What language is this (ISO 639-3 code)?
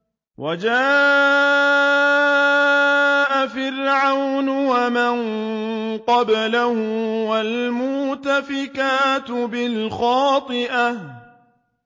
ara